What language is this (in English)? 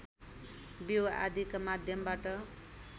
Nepali